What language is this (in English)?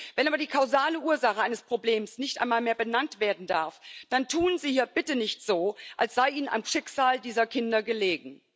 German